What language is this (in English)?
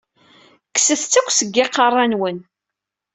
Kabyle